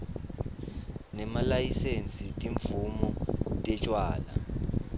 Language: Swati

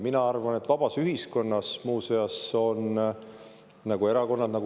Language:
Estonian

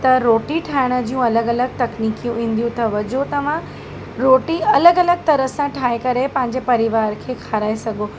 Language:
Sindhi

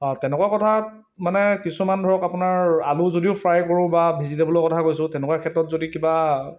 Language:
Assamese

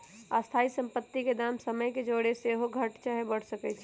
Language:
Magahi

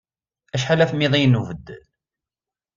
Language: Kabyle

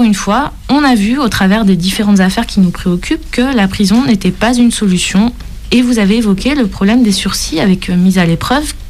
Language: French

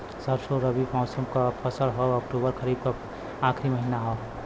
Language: Bhojpuri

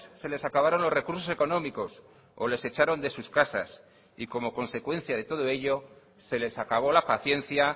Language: Spanish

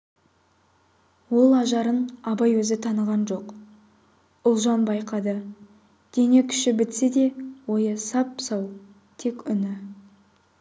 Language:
Kazakh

